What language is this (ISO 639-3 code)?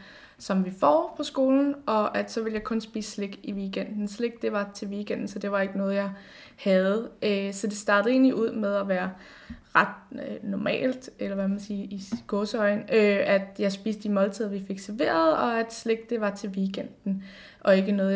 dan